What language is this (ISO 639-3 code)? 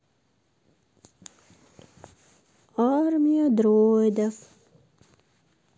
rus